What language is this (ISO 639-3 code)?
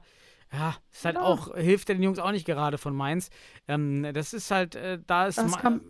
deu